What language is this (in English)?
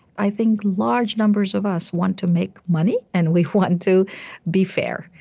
English